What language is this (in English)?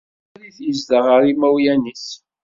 Kabyle